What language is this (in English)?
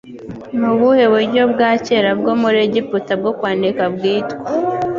Kinyarwanda